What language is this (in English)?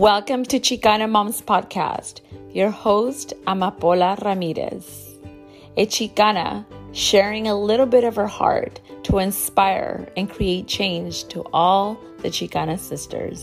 English